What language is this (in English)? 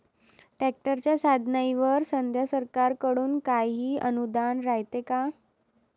Marathi